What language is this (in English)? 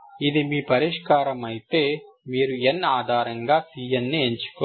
Telugu